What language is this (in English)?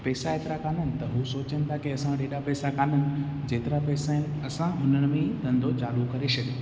Sindhi